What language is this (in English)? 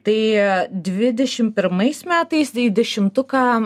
Lithuanian